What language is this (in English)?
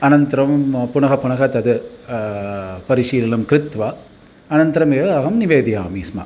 Sanskrit